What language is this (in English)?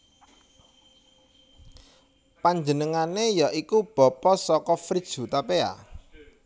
Javanese